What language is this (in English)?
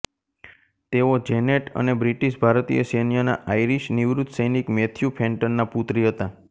Gujarati